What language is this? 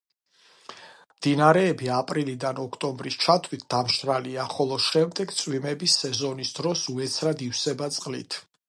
Georgian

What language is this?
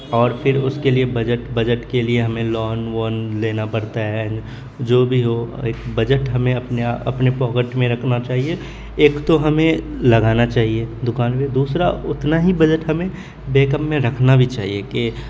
Urdu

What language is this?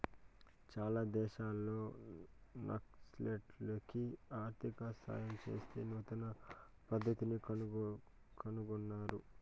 Telugu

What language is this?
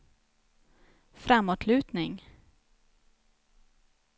Swedish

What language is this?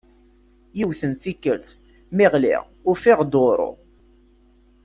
Kabyle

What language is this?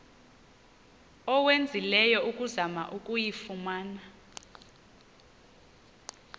Xhosa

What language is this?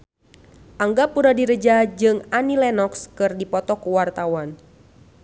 Sundanese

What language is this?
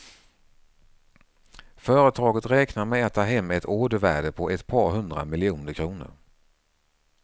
Swedish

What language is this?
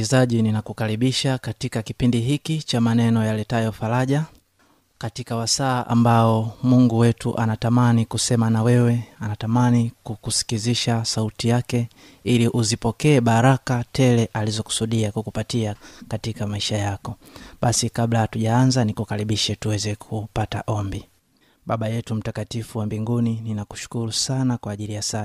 Swahili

